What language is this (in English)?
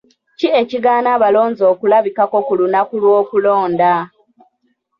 Ganda